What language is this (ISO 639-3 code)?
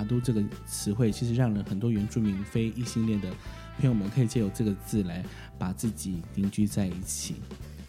zho